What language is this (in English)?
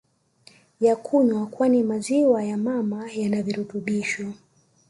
Swahili